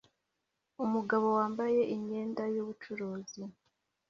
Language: Kinyarwanda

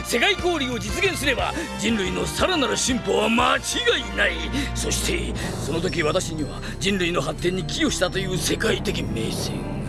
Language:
Japanese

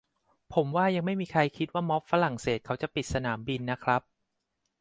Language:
Thai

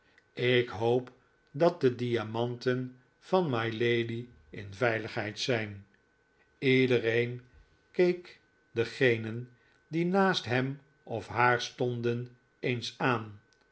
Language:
Dutch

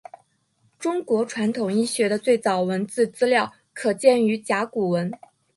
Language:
Chinese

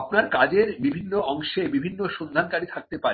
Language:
Bangla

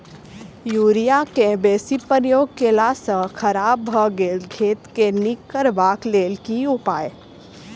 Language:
Maithili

